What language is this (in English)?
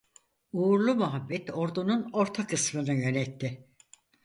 Turkish